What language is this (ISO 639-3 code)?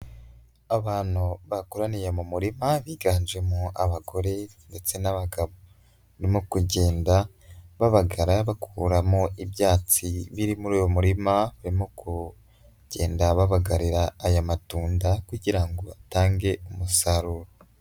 kin